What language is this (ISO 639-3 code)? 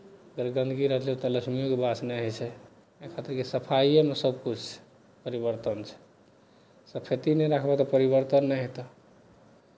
mai